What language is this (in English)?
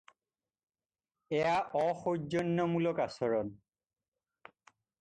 Assamese